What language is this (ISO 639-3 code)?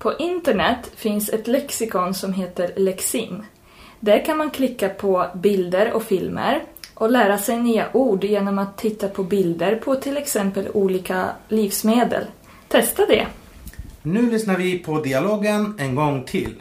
swe